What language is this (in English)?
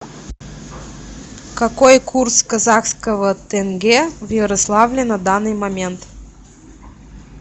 Russian